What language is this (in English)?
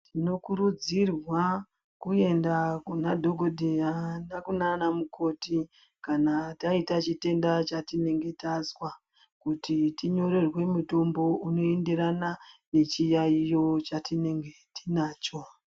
Ndau